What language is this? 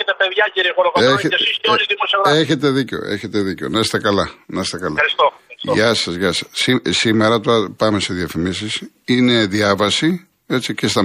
Greek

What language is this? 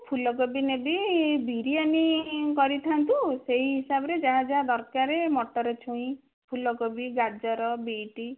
Odia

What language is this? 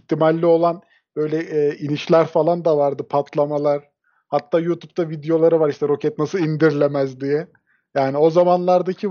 Turkish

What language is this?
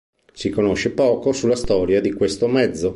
Italian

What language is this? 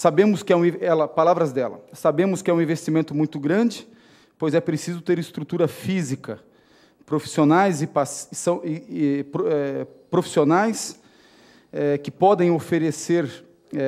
Portuguese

